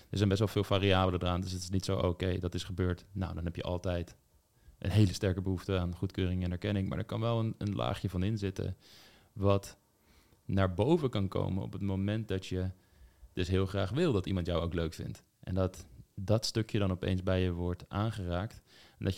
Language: Dutch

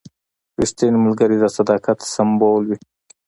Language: Pashto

